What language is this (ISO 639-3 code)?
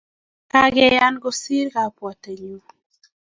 kln